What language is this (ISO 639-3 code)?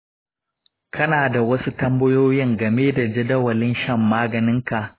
hau